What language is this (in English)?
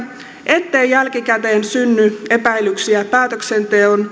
Finnish